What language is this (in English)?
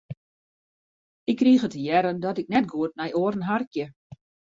Western Frisian